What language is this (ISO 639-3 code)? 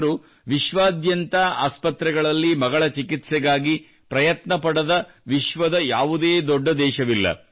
kan